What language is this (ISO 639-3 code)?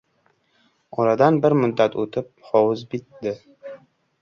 uzb